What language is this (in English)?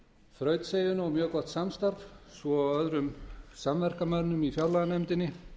Icelandic